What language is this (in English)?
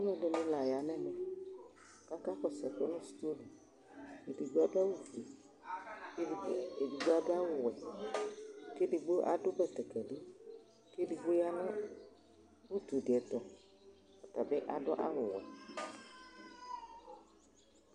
Ikposo